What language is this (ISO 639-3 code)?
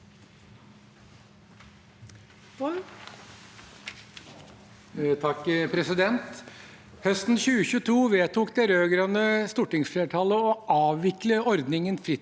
nor